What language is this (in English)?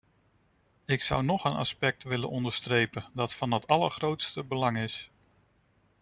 Dutch